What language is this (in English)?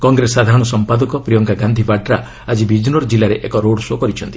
Odia